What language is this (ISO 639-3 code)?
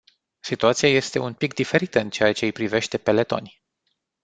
ron